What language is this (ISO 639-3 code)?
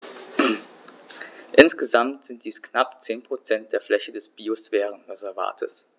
deu